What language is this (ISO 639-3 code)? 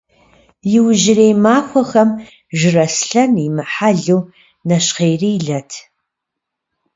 kbd